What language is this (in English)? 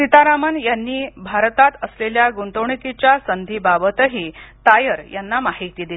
Marathi